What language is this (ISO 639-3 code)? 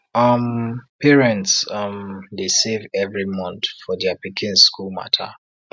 pcm